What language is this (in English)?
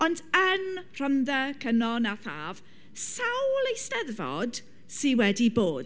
Welsh